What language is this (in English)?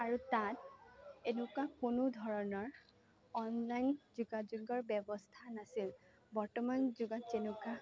Assamese